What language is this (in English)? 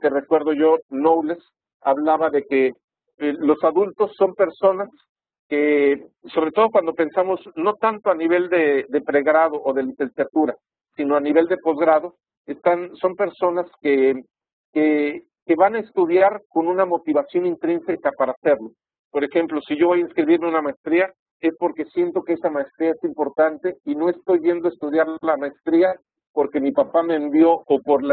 Spanish